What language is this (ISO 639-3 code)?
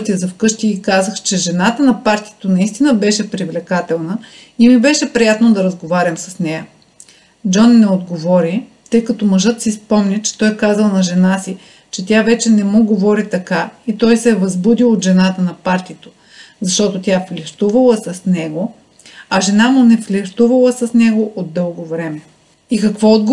bul